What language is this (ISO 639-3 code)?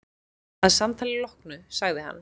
isl